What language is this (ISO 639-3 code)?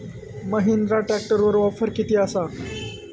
mar